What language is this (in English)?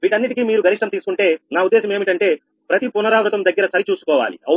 Telugu